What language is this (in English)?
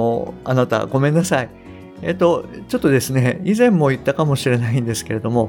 Japanese